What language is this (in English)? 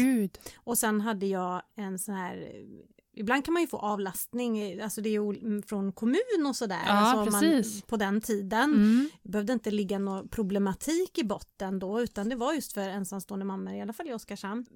Swedish